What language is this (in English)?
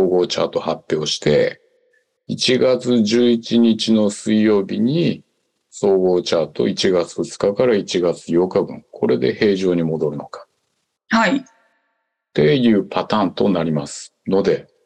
Japanese